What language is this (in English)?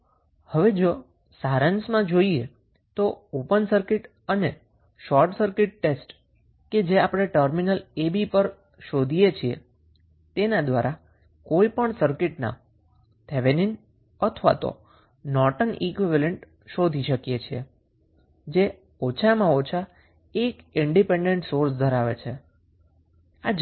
Gujarati